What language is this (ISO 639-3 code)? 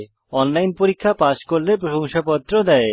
ben